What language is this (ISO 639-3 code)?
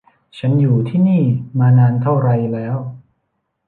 tha